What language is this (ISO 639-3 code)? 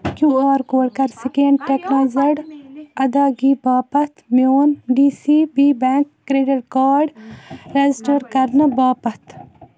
kas